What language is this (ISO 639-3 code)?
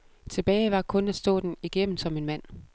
dan